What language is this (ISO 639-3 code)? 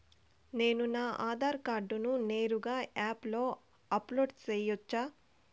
tel